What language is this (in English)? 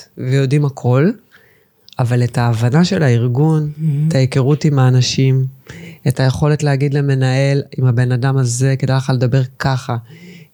Hebrew